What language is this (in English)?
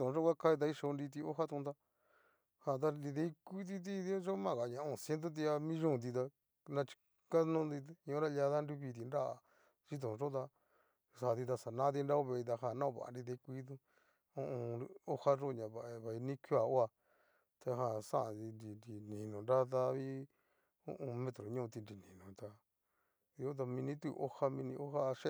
Cacaloxtepec Mixtec